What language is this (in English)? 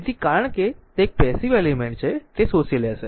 Gujarati